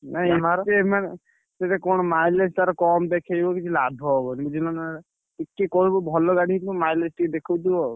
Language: Odia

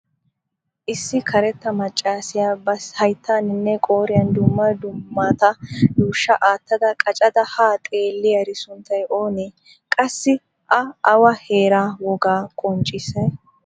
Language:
Wolaytta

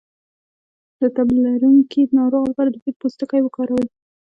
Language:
Pashto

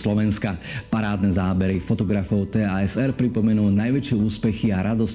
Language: Slovak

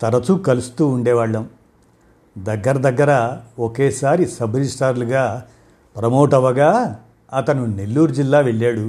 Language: Telugu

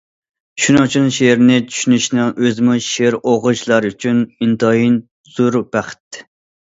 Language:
Uyghur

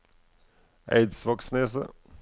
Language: Norwegian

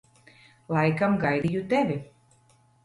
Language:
Latvian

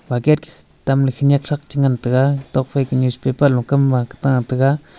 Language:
Wancho Naga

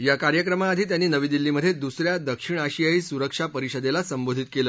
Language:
Marathi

